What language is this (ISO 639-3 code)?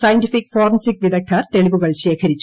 mal